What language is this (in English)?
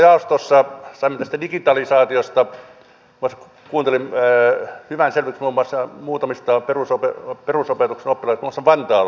Finnish